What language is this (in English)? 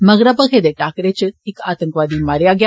Dogri